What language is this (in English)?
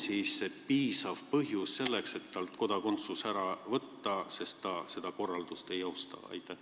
Estonian